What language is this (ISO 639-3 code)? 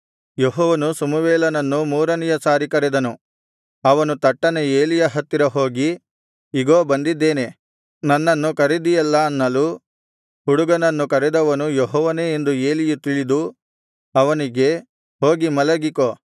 kan